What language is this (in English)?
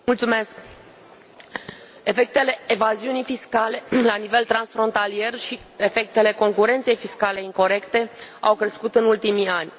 Romanian